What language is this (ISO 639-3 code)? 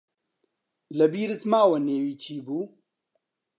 ckb